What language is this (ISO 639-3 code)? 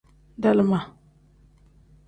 kdh